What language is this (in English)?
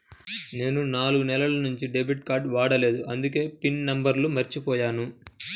Telugu